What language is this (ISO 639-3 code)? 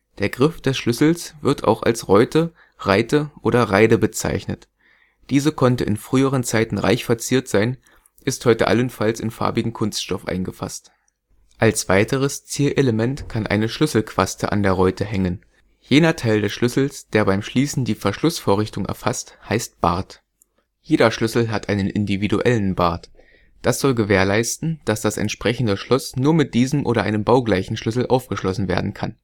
deu